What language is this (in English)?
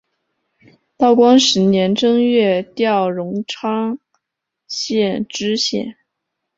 Chinese